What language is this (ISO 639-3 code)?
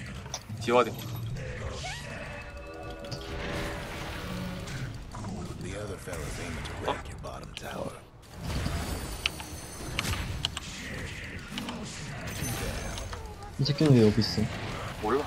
kor